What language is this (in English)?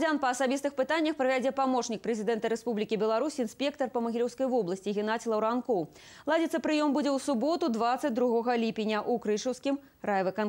Russian